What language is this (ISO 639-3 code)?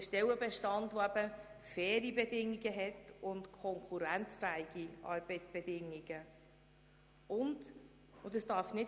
gsw